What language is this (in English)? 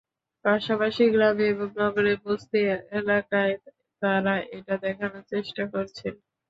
Bangla